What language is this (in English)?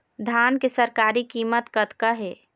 Chhattisgarhi